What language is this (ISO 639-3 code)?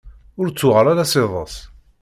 kab